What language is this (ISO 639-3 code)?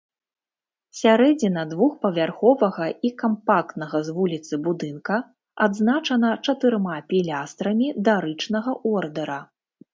bel